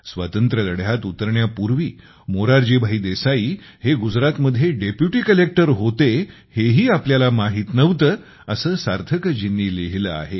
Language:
Marathi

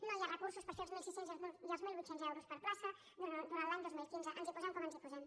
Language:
Catalan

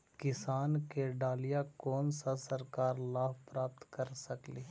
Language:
Magahi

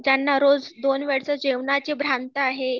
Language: Marathi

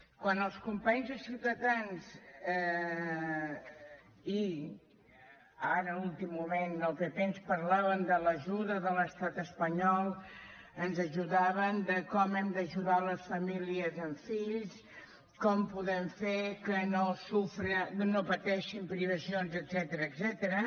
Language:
Catalan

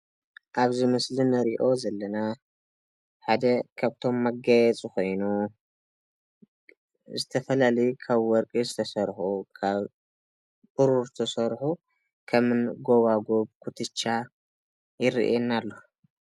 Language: Tigrinya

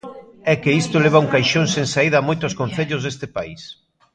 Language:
Galician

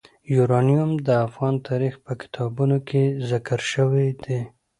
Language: Pashto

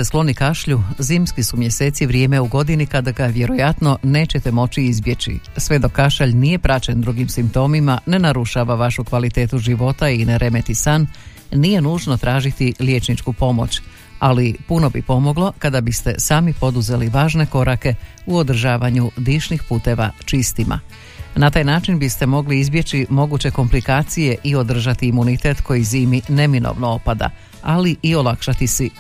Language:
Croatian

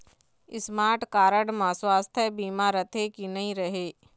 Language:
Chhattisgarhi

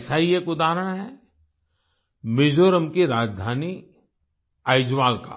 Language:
Hindi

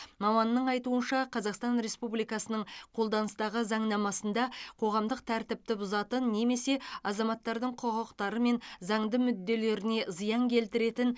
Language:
Kazakh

